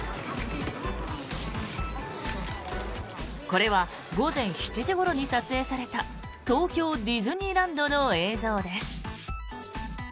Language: Japanese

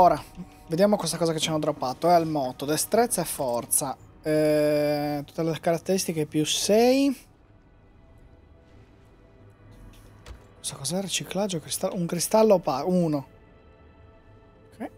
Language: Italian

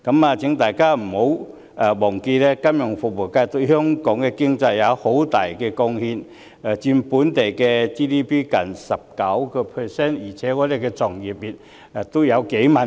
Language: Cantonese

